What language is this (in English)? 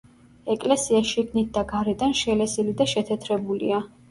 Georgian